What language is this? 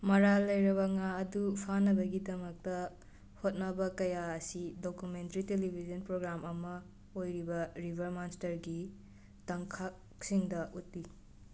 Manipuri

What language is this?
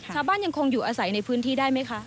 Thai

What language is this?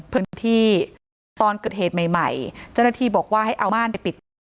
Thai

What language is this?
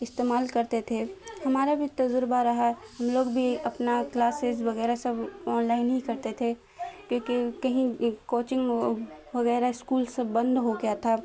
Urdu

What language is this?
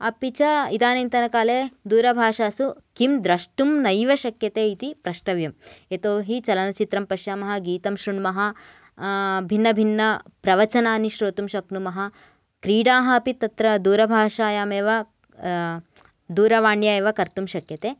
Sanskrit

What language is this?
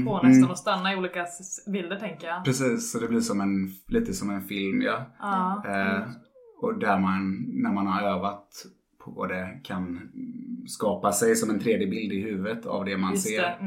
Swedish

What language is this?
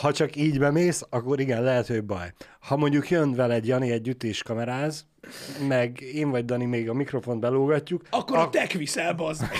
Hungarian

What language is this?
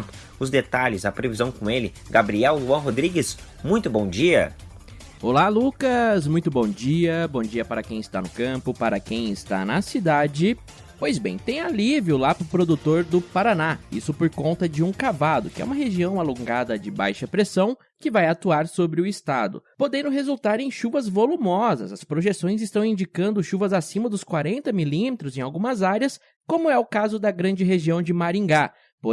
Portuguese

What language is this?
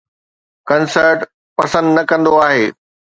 Sindhi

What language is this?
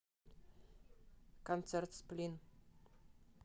Russian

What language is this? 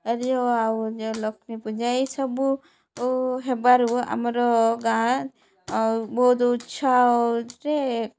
Odia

